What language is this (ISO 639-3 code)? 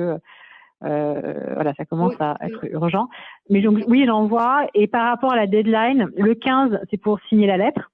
fra